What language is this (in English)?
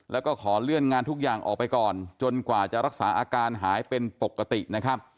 Thai